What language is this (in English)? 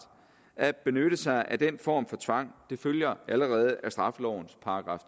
Danish